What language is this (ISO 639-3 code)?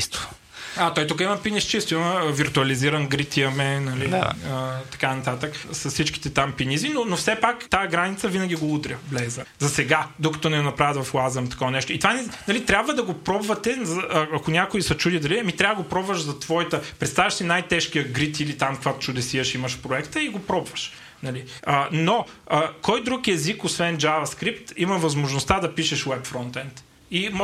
bul